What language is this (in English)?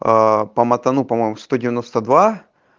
Russian